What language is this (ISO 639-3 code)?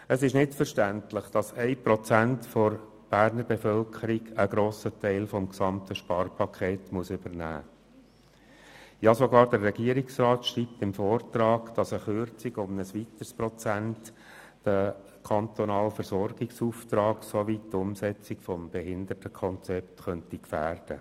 gsw